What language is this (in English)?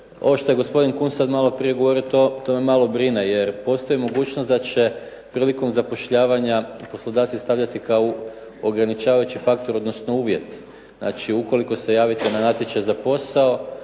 Croatian